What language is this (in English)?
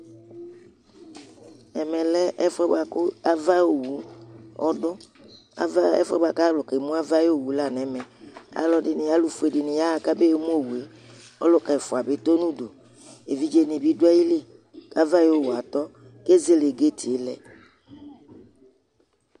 Ikposo